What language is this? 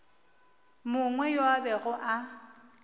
Northern Sotho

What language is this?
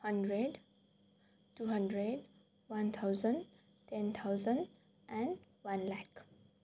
Nepali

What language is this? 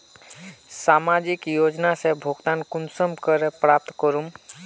Magahi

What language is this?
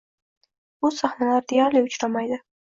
Uzbek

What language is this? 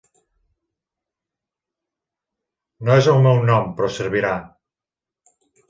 Catalan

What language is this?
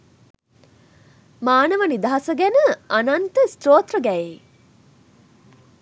Sinhala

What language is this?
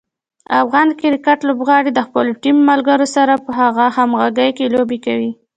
Pashto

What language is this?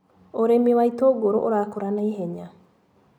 Kikuyu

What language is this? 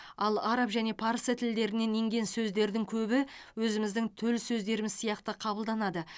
Kazakh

